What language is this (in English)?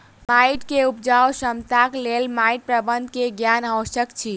Maithili